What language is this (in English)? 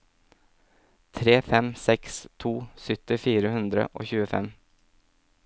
Norwegian